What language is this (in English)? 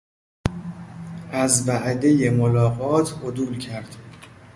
Persian